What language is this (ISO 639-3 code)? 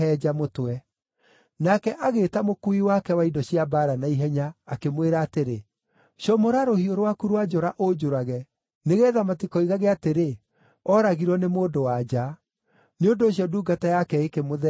kik